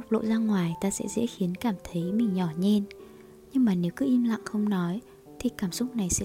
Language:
Vietnamese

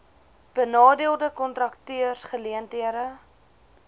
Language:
Afrikaans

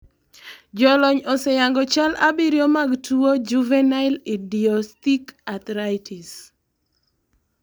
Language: Luo (Kenya and Tanzania)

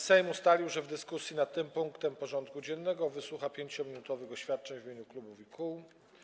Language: Polish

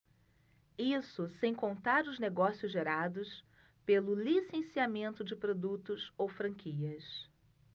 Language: Portuguese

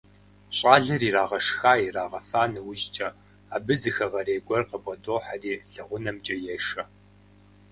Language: Kabardian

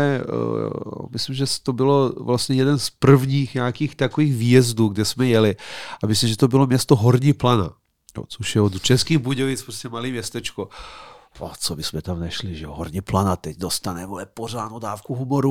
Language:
Czech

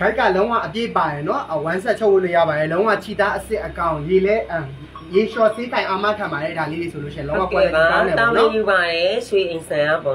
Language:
Thai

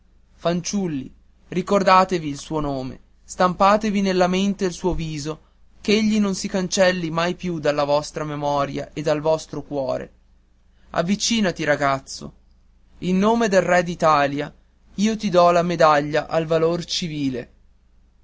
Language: Italian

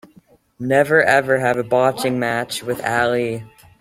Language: English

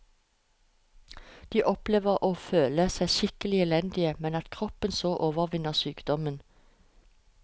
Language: Norwegian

